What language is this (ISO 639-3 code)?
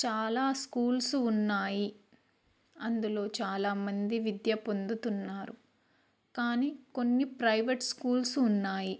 tel